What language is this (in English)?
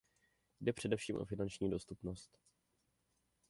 Czech